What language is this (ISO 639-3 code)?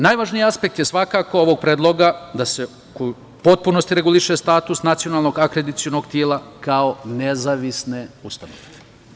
srp